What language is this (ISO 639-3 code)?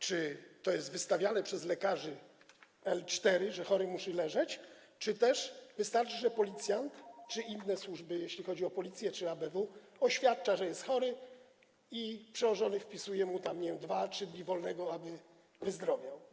pol